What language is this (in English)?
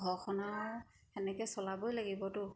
Assamese